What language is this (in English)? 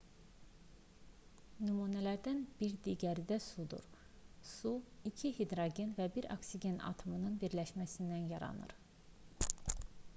Azerbaijani